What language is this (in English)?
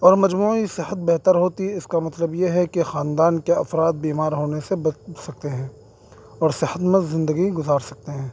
Urdu